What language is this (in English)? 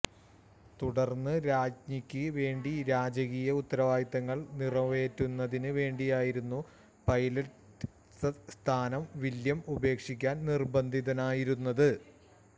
Malayalam